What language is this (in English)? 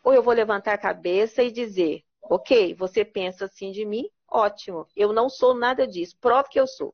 Portuguese